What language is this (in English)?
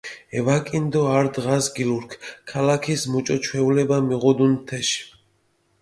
Mingrelian